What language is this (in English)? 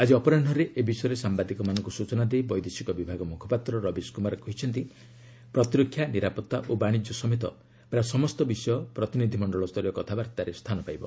Odia